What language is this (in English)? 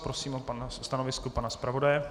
Czech